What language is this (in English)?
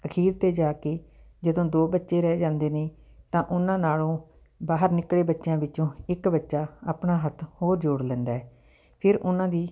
Punjabi